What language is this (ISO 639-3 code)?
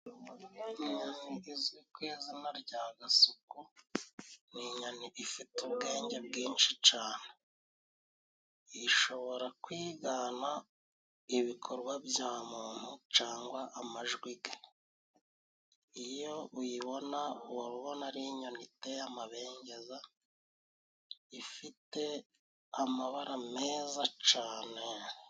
kin